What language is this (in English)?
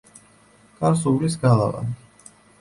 Georgian